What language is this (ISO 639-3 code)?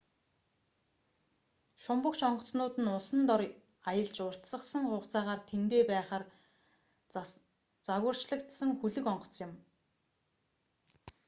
mon